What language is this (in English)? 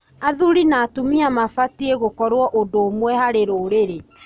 Kikuyu